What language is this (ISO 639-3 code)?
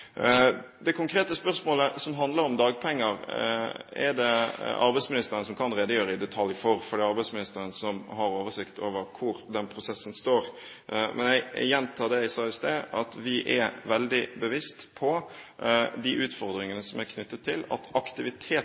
nob